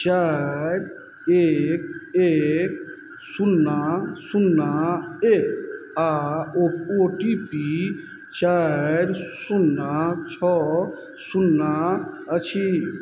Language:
Maithili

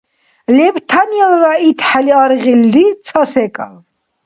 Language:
Dargwa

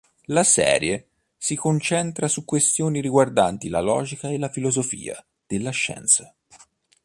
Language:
Italian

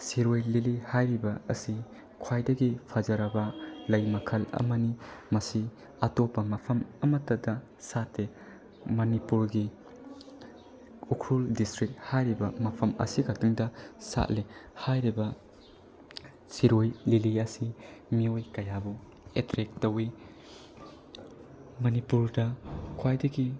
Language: Manipuri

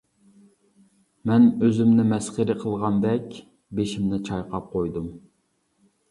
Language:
Uyghur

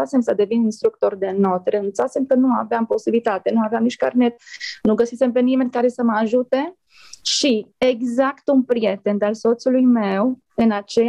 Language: Romanian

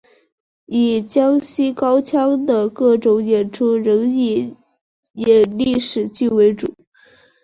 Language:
Chinese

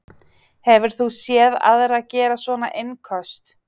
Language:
Icelandic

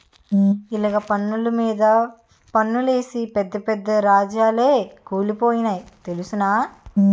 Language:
Telugu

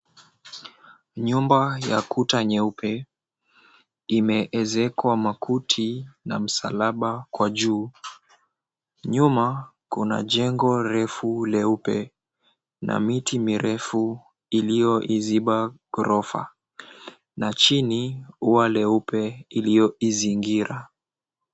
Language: Swahili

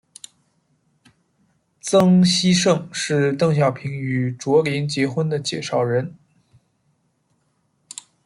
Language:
Chinese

